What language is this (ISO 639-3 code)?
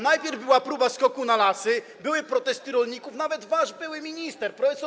pol